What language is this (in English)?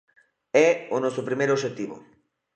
Galician